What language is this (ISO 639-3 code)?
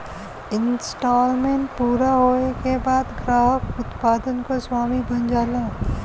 bho